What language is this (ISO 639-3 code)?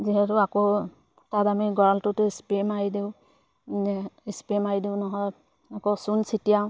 asm